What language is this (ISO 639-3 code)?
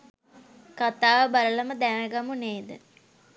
sin